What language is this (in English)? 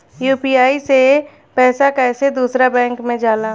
Bhojpuri